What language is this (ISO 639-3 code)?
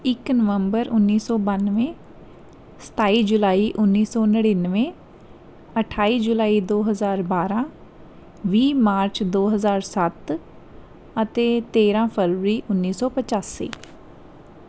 pan